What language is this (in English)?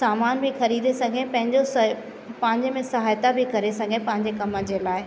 Sindhi